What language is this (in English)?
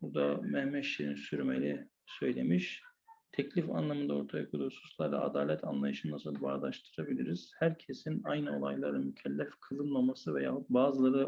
Turkish